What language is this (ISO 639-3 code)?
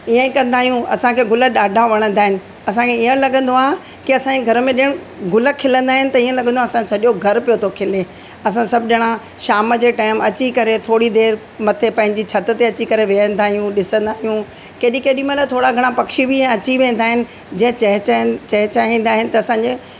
snd